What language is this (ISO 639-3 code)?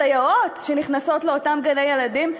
heb